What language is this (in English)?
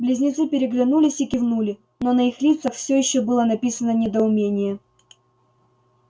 Russian